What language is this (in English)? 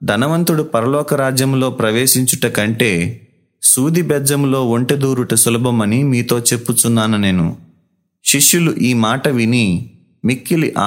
Telugu